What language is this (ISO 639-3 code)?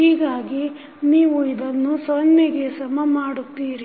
kan